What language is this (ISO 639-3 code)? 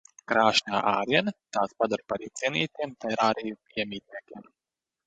lav